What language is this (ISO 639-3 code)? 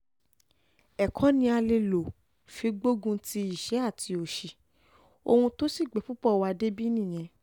yor